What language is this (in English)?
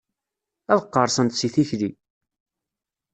Kabyle